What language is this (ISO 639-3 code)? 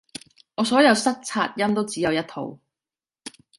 yue